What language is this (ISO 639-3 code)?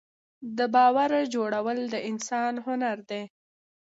pus